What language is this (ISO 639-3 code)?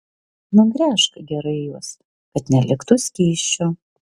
lit